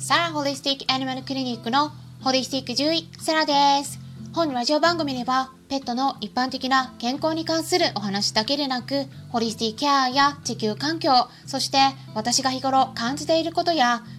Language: Japanese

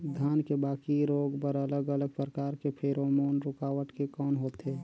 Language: Chhattisgarhi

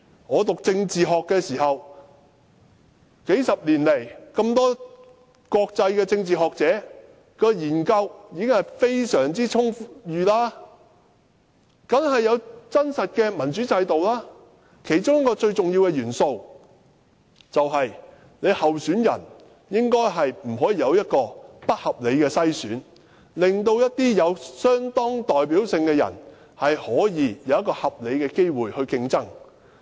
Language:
Cantonese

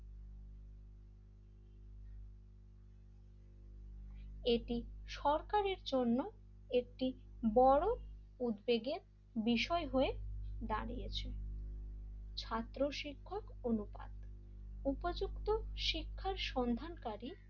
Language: Bangla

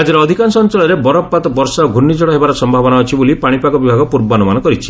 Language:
Odia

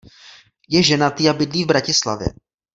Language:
Czech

